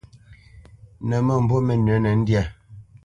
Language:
Bamenyam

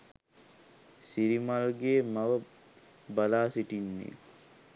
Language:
Sinhala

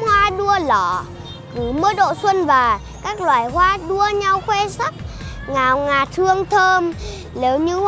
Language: Vietnamese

